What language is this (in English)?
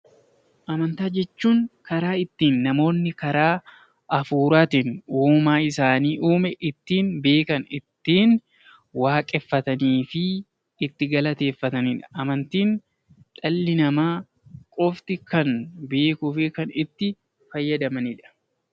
Oromo